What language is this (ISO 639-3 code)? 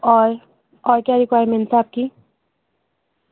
urd